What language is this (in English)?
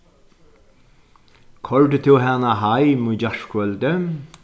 Faroese